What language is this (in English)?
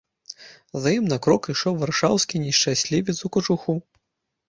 Belarusian